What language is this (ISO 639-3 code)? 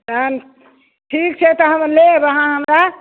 mai